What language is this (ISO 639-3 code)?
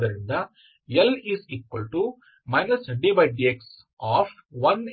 kan